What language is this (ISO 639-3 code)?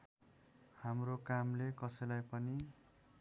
nep